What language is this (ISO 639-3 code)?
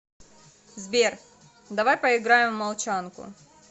rus